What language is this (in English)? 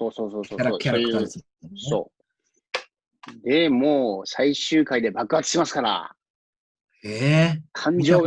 Japanese